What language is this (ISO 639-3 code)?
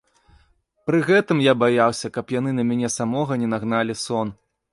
bel